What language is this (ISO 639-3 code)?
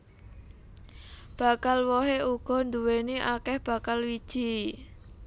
jav